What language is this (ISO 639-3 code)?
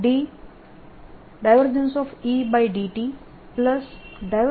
guj